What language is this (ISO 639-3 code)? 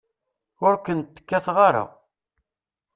kab